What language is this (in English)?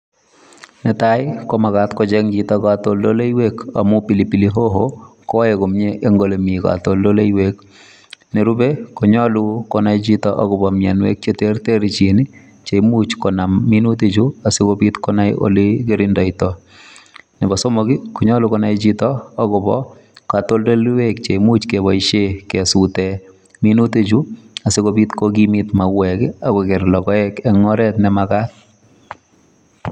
Kalenjin